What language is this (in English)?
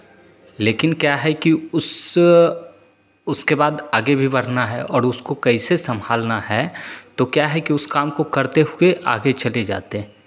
Hindi